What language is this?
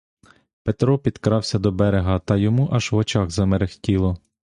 Ukrainian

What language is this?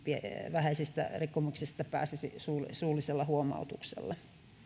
Finnish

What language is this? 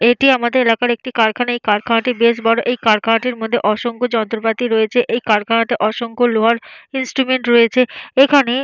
Bangla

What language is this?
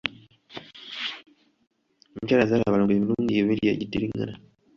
Ganda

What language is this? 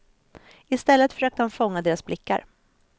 Swedish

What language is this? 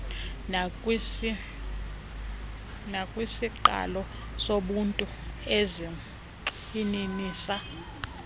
Xhosa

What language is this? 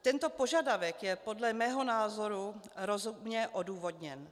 Czech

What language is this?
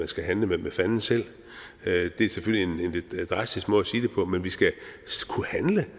Danish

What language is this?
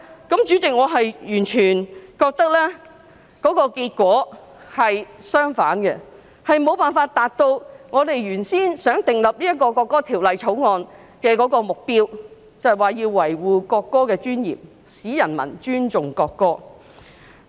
Cantonese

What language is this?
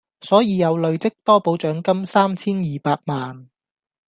Cantonese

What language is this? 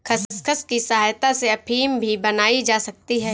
Hindi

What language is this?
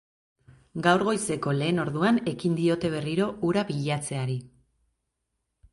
Basque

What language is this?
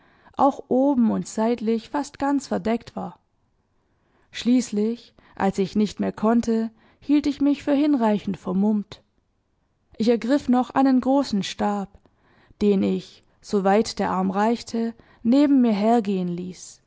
German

